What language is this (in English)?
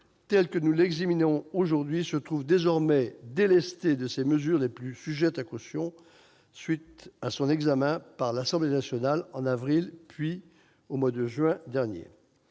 French